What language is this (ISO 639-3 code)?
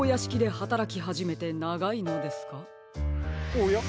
jpn